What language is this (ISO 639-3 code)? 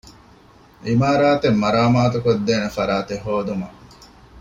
div